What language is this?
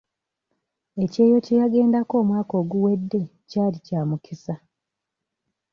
Ganda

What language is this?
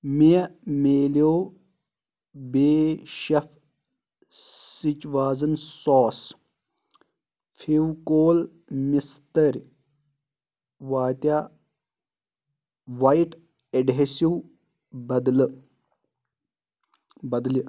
Kashmiri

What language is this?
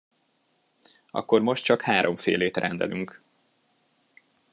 Hungarian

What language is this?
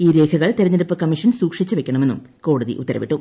Malayalam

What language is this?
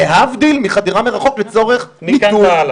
Hebrew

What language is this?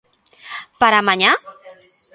Galician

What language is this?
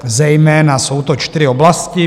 Czech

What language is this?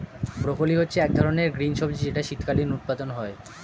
Bangla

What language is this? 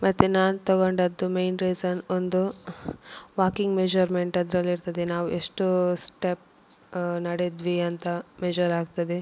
Kannada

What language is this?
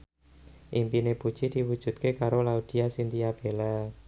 Javanese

